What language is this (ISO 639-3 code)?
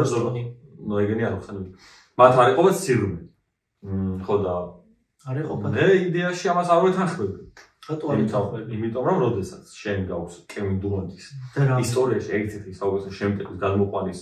ron